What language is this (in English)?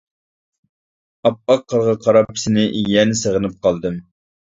Uyghur